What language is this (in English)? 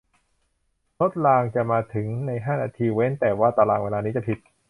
Thai